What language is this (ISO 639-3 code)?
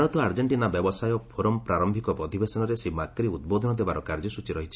ori